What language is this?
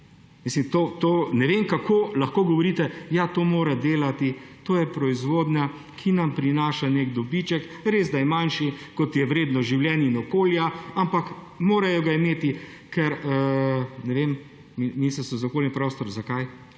Slovenian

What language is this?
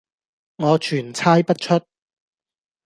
Cantonese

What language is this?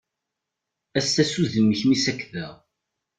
Kabyle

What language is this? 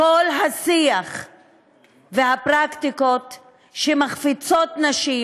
Hebrew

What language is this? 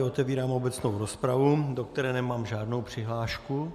Czech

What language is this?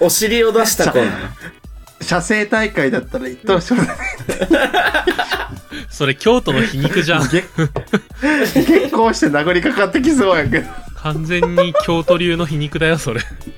Japanese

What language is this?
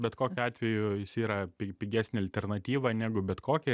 Lithuanian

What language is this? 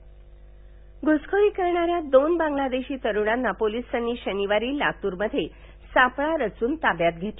Marathi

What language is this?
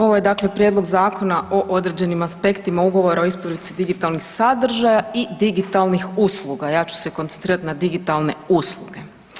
Croatian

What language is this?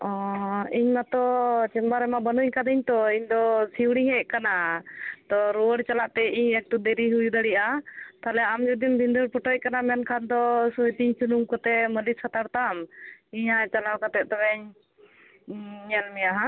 Santali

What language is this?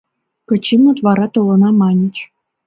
Mari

